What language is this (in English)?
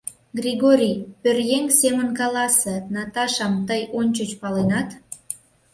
Mari